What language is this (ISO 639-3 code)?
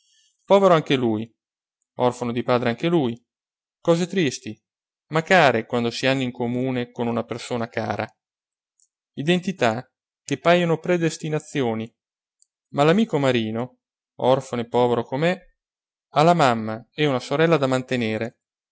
ita